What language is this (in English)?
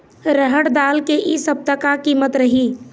Chhattisgarhi